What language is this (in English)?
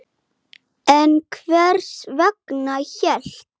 Icelandic